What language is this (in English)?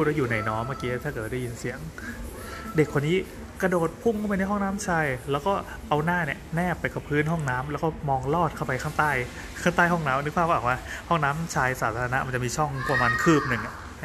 Thai